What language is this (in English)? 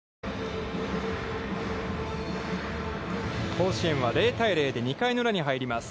Japanese